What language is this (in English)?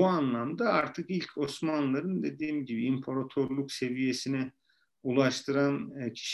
Turkish